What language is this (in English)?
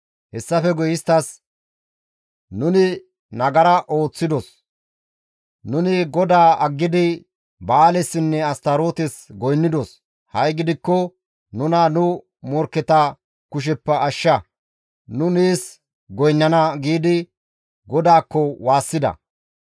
Gamo